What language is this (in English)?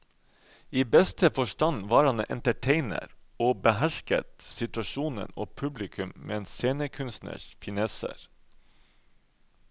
Norwegian